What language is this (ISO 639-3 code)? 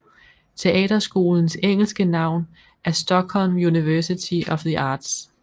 dan